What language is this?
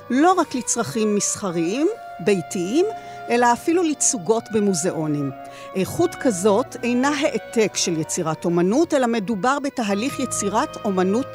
Hebrew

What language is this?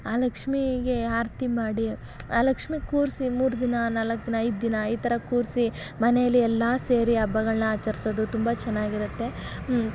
Kannada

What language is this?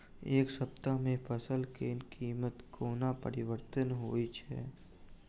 Maithili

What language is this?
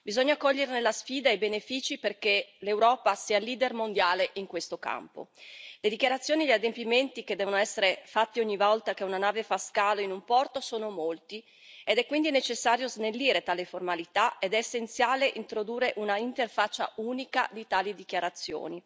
Italian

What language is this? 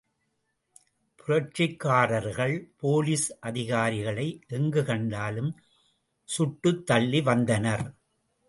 Tamil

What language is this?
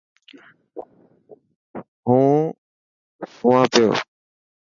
Dhatki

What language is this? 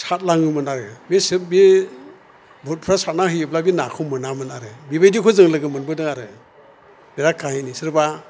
Bodo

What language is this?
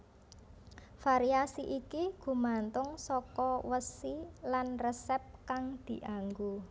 Javanese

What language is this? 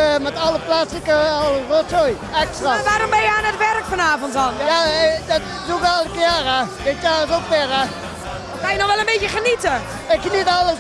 Dutch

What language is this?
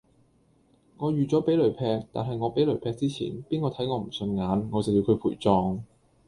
Cantonese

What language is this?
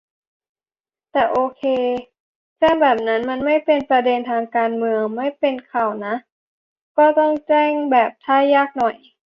Thai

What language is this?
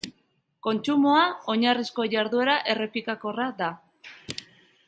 Basque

